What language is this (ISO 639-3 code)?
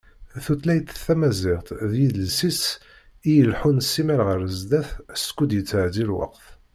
kab